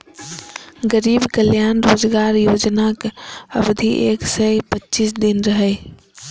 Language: Maithili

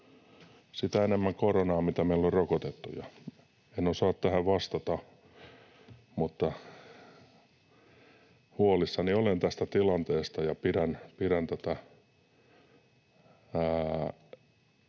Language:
Finnish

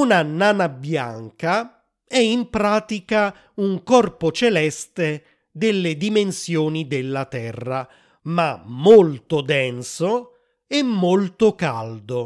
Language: Italian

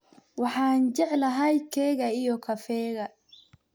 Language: Somali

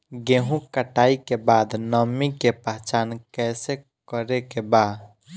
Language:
Bhojpuri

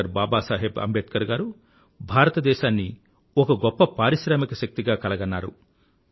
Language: Telugu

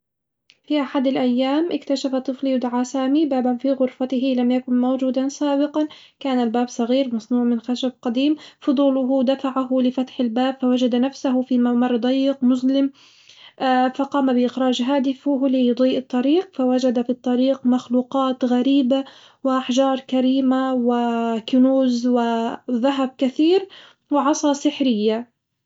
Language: Hijazi Arabic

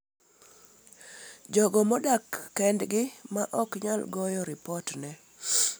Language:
Luo (Kenya and Tanzania)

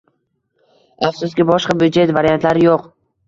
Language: Uzbek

